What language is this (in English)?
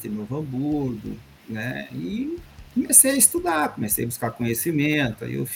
Portuguese